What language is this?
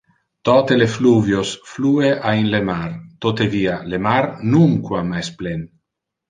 Interlingua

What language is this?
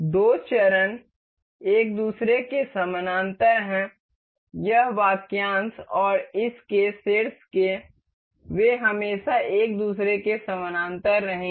Hindi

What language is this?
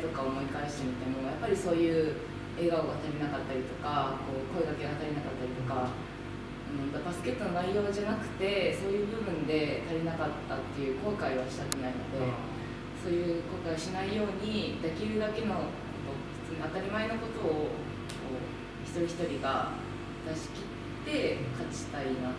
Japanese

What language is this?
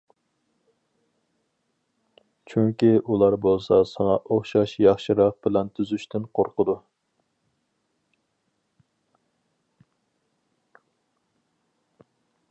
Uyghur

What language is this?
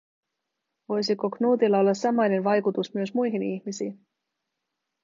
Finnish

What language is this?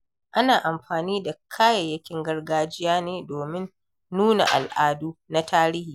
Hausa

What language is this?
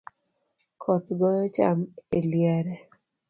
Luo (Kenya and Tanzania)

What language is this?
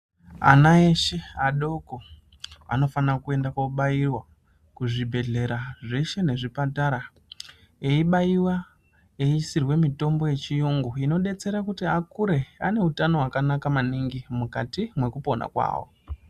Ndau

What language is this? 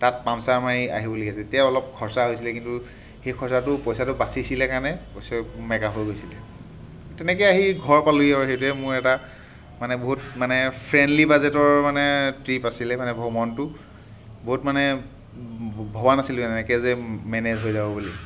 Assamese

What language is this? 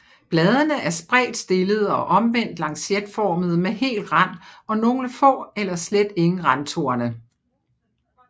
Danish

